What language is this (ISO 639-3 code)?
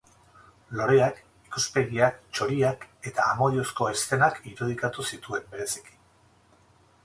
eus